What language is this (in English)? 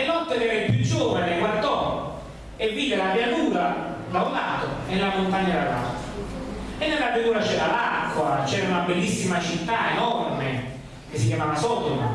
Italian